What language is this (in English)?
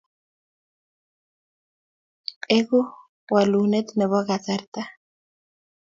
Kalenjin